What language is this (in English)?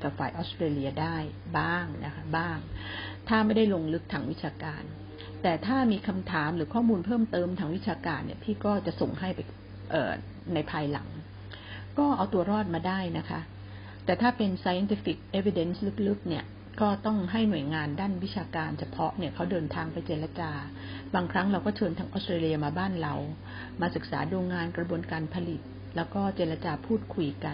Thai